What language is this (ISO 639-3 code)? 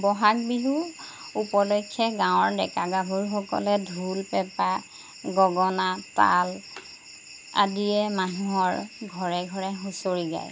asm